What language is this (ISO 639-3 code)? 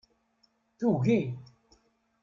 kab